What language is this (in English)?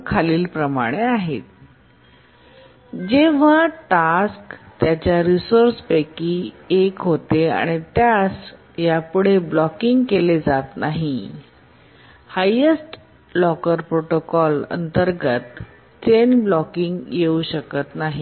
Marathi